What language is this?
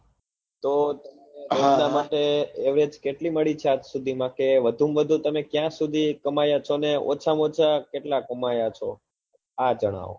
Gujarati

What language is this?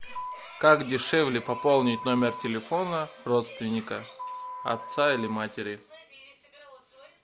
Russian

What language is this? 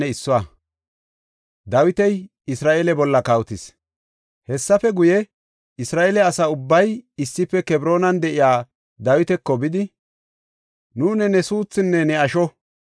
Gofa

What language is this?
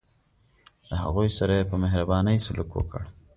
Pashto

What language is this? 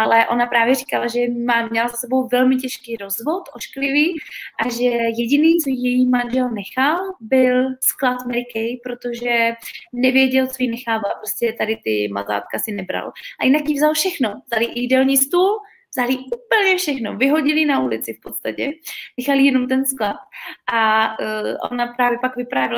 Czech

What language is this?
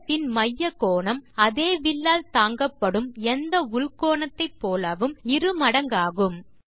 Tamil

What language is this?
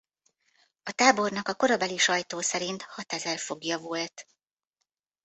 Hungarian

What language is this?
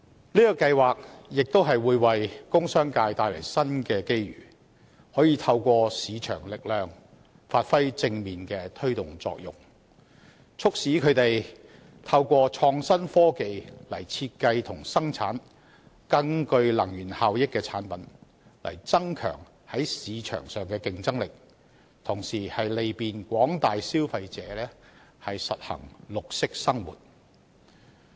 Cantonese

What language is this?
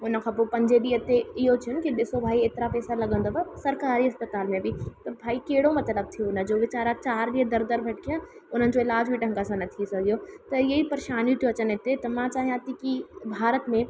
Sindhi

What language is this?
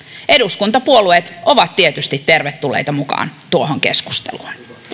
Finnish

